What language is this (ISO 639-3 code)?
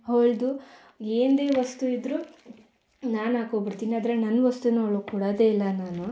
kan